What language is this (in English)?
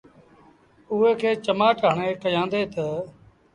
Sindhi Bhil